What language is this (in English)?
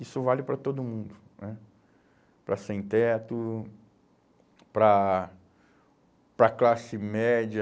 Portuguese